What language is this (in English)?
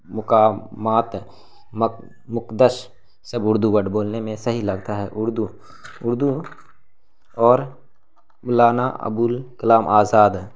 Urdu